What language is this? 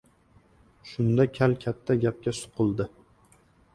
Uzbek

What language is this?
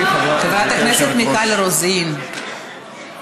Hebrew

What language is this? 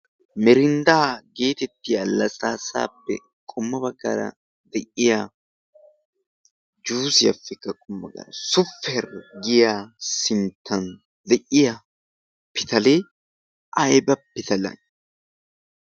Wolaytta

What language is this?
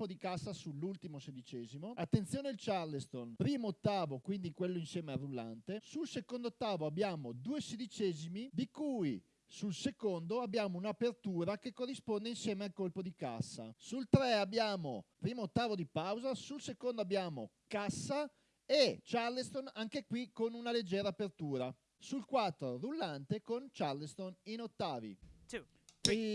Italian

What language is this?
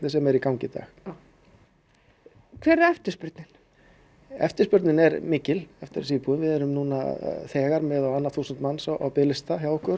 Icelandic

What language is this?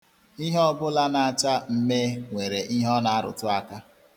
Igbo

